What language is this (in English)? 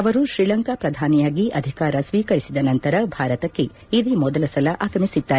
Kannada